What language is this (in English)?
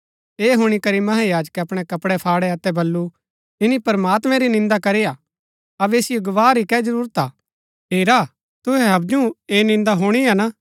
Gaddi